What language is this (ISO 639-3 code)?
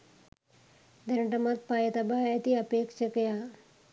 sin